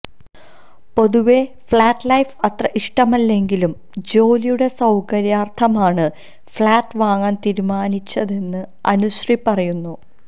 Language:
Malayalam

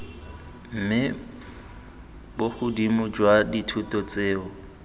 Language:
Tswana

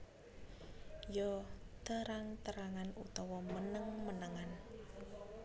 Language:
Javanese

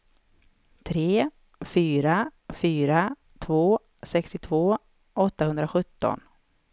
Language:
Swedish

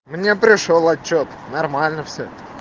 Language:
Russian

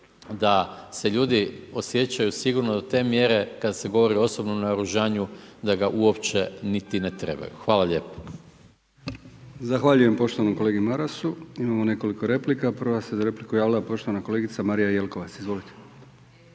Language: Croatian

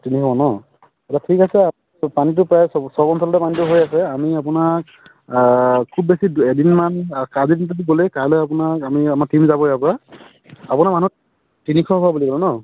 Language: Assamese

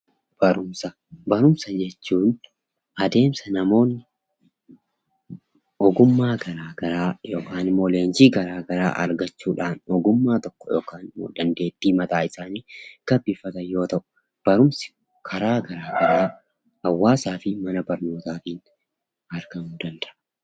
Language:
Oromo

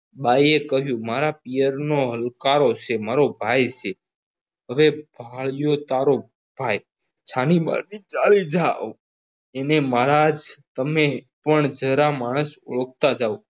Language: Gujarati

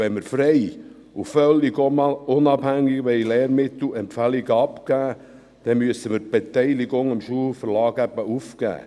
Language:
Swiss German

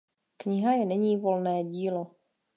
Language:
Czech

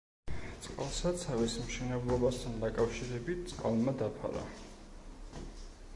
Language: Georgian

